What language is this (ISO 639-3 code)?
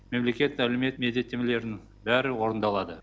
kaz